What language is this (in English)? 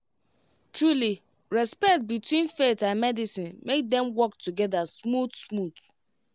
Nigerian Pidgin